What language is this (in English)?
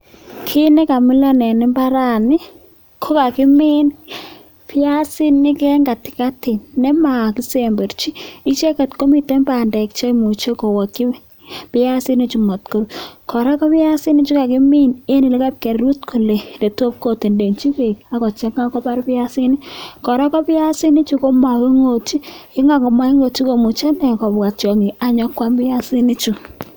Kalenjin